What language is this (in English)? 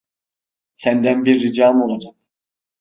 Turkish